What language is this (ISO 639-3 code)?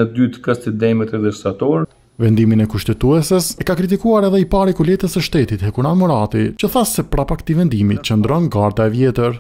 ron